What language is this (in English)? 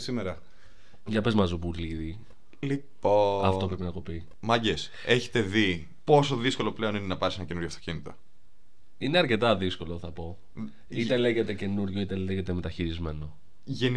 Greek